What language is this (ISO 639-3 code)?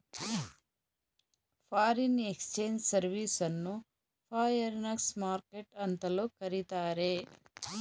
kan